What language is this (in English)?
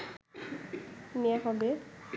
Bangla